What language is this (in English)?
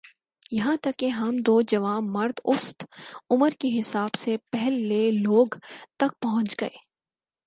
Urdu